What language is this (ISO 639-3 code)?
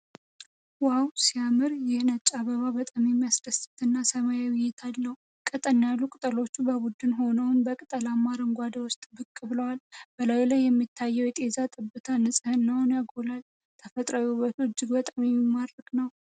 amh